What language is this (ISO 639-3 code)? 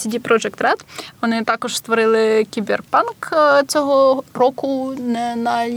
ukr